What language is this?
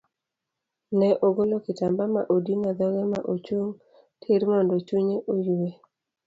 Luo (Kenya and Tanzania)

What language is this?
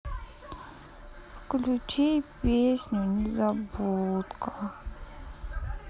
Russian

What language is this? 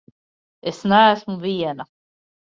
Latvian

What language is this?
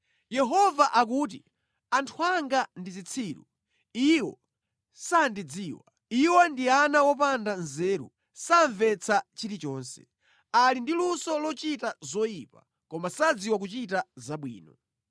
Nyanja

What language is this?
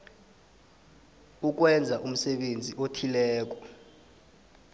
South Ndebele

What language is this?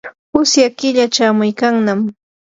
Yanahuanca Pasco Quechua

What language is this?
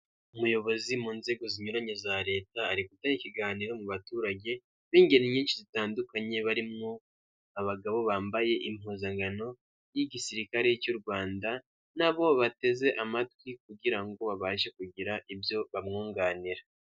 Kinyarwanda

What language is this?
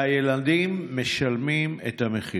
Hebrew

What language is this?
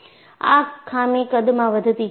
Gujarati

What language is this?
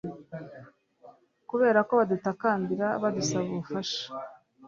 Kinyarwanda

